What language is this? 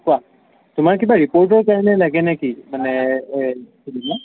Assamese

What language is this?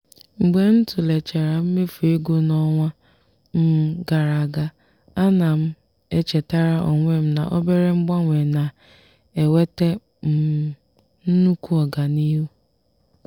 Igbo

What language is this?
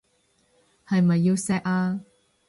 Cantonese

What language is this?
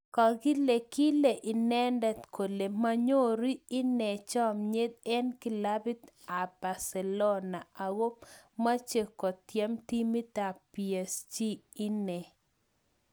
Kalenjin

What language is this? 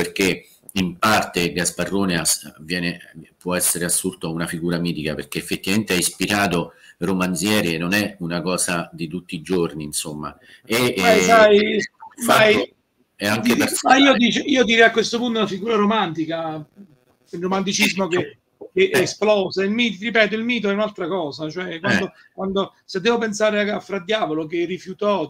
Italian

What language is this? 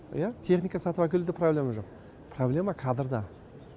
Kazakh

